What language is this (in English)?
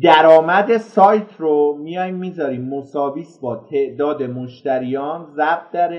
Persian